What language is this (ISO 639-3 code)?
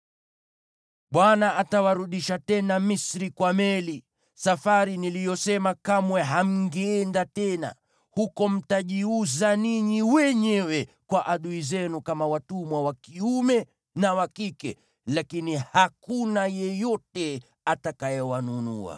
swa